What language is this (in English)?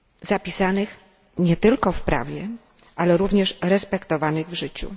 Polish